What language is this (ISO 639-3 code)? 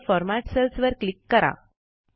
mar